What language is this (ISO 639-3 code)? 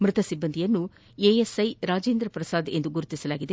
kan